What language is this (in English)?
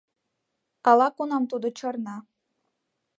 Mari